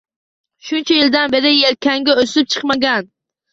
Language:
Uzbek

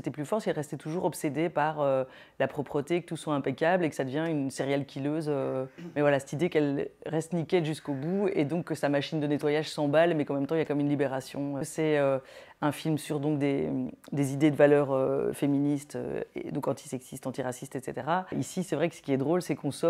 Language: French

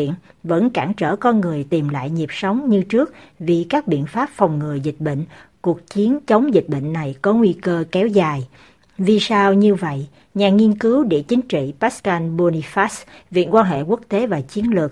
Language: Vietnamese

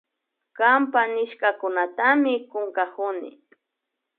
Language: Imbabura Highland Quichua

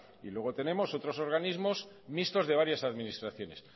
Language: Spanish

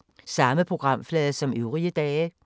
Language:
Danish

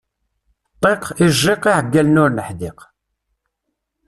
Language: Kabyle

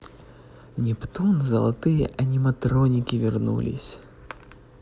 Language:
Russian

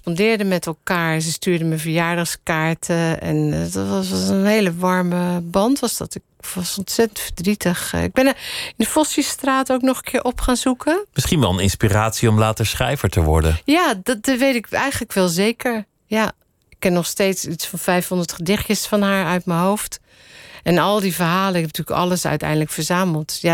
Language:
Dutch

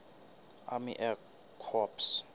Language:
Southern Sotho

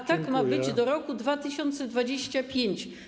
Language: Polish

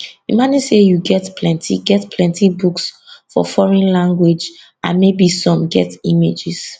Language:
Nigerian Pidgin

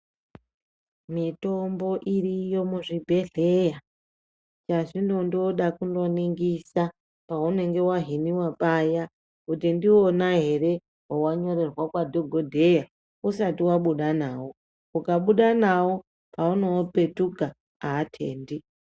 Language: Ndau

